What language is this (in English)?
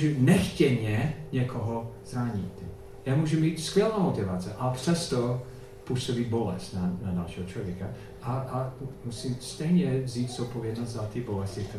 Czech